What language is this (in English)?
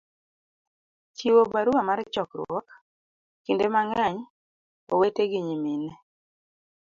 Luo (Kenya and Tanzania)